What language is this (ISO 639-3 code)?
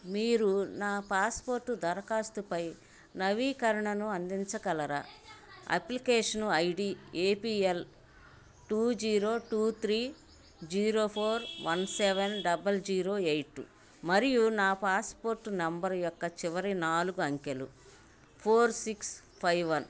tel